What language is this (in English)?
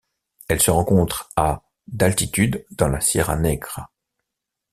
French